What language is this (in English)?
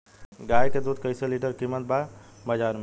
Bhojpuri